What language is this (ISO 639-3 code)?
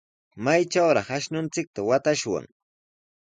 qws